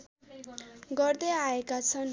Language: Nepali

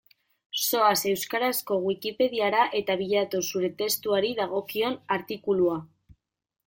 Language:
Basque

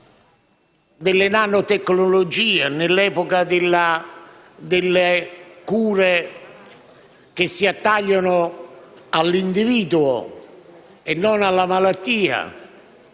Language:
Italian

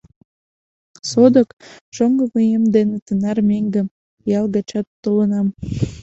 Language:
Mari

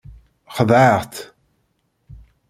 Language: Kabyle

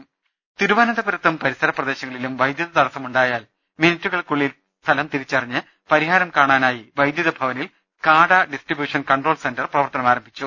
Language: Malayalam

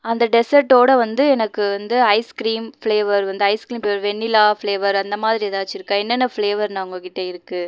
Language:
Tamil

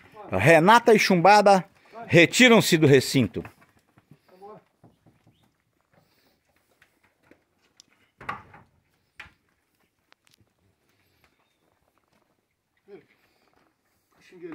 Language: Portuguese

